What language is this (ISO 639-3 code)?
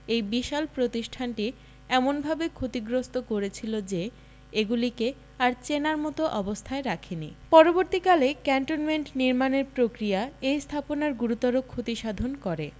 ben